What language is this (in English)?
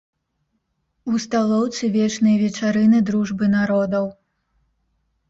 Belarusian